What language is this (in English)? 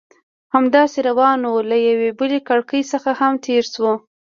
Pashto